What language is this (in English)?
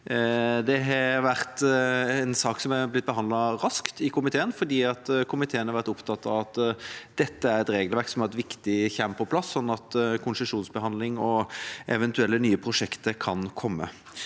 Norwegian